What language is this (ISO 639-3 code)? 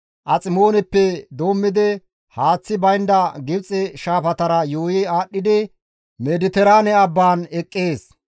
gmv